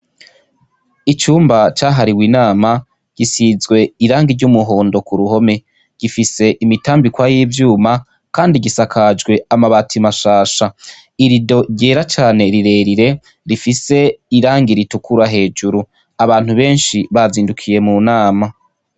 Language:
Rundi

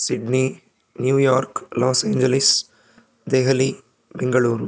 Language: Sanskrit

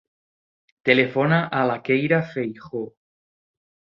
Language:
Catalan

